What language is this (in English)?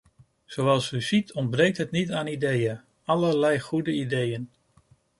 Dutch